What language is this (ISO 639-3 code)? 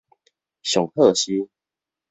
nan